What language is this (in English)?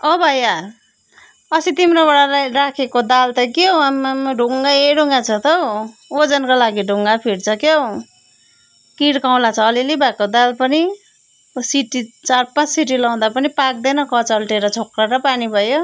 Nepali